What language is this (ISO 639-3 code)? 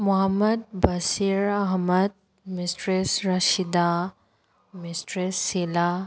mni